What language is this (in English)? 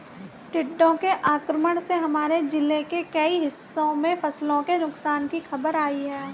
Hindi